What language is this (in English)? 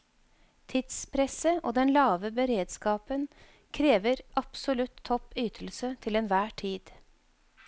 Norwegian